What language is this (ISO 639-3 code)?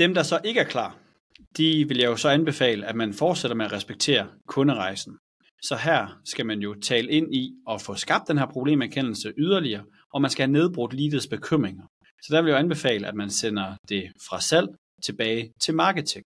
dan